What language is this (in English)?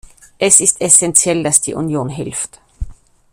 German